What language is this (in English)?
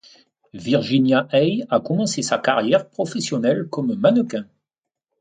French